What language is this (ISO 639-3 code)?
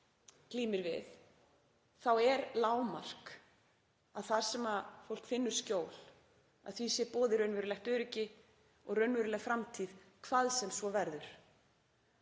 isl